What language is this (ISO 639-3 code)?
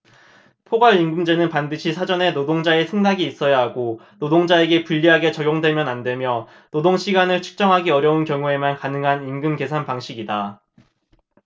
kor